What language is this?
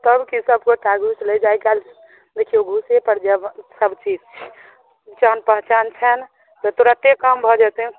Maithili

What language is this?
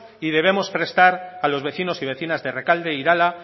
Spanish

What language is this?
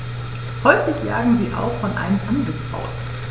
German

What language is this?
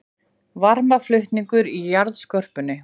Icelandic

